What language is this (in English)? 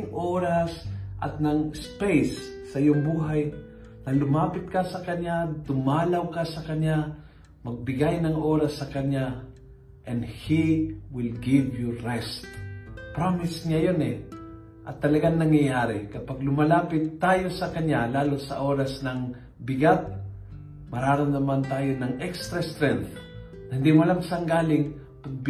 Filipino